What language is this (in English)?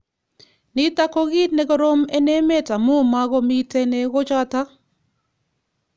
Kalenjin